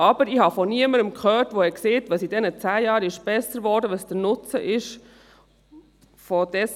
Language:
Swiss German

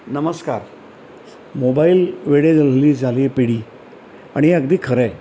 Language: Marathi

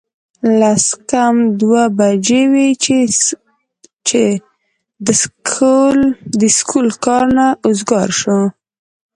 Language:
Pashto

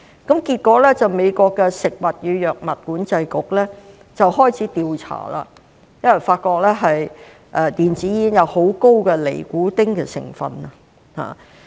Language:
Cantonese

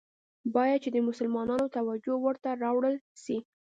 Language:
Pashto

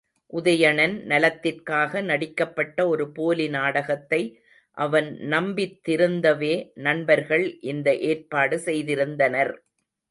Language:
Tamil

